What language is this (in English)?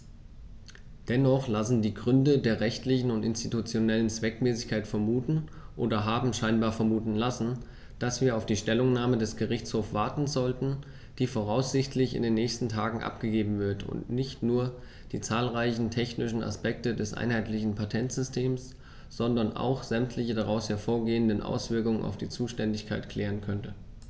German